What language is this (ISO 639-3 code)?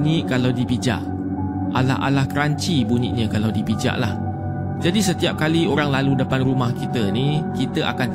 msa